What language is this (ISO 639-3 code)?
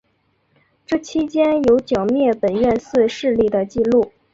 zho